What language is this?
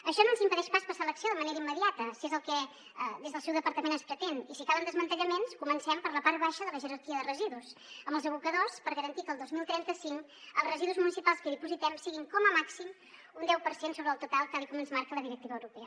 Catalan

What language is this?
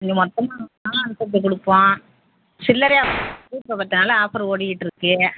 Tamil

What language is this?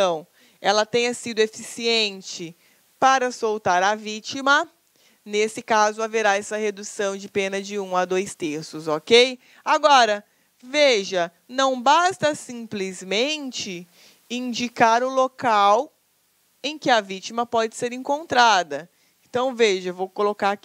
Portuguese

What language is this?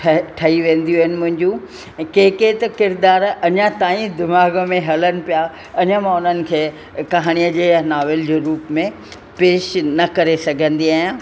Sindhi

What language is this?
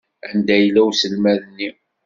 Kabyle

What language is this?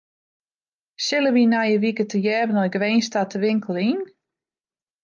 Western Frisian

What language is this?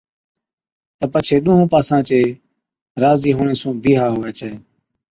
Od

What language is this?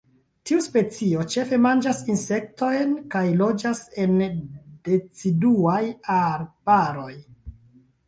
Esperanto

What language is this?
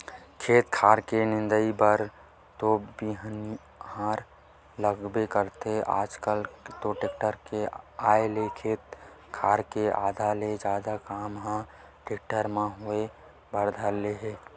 Chhattisgarhi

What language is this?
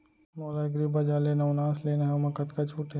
Chhattisgarhi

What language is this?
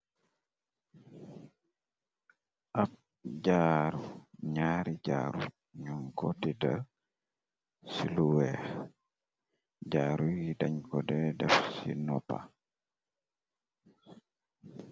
Wolof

